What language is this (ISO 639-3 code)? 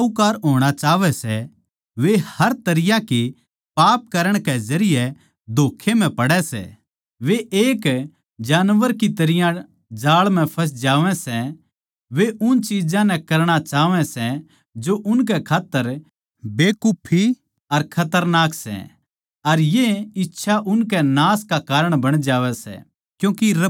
bgc